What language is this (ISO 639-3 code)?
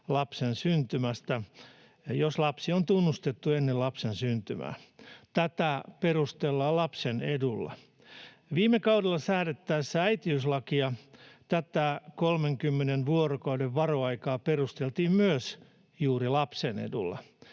fin